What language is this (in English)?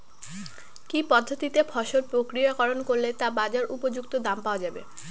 Bangla